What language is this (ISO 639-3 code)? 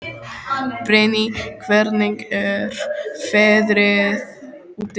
isl